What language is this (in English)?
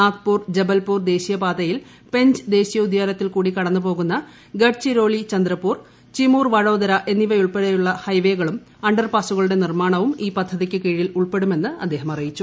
Malayalam